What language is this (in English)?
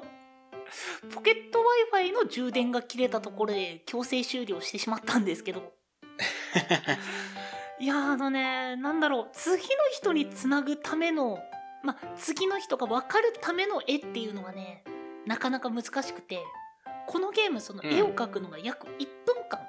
Japanese